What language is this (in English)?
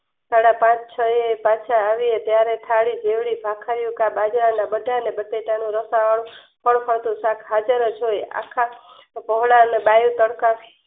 Gujarati